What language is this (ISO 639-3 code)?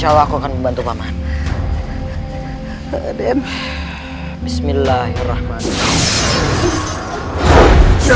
ind